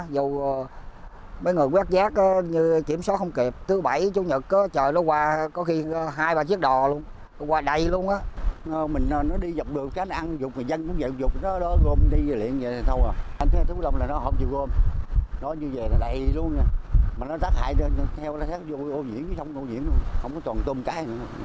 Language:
Vietnamese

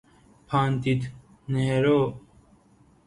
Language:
Persian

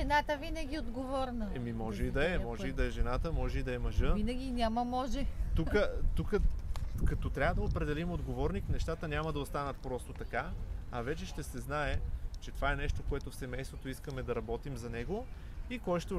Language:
Bulgarian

